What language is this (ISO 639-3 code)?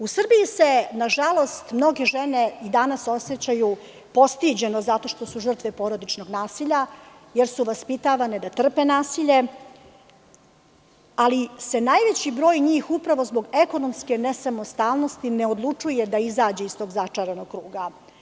srp